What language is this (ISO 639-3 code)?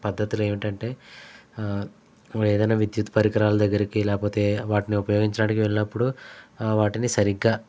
tel